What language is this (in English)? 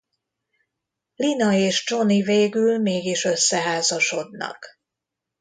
Hungarian